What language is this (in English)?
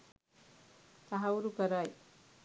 Sinhala